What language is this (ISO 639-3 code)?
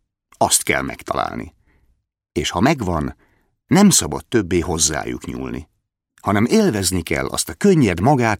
hun